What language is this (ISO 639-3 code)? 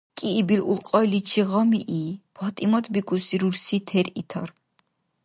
dar